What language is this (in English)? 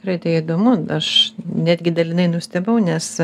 Lithuanian